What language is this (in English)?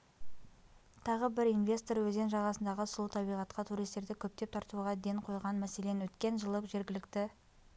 Kazakh